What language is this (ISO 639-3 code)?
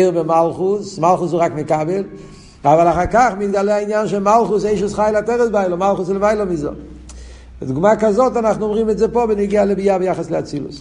heb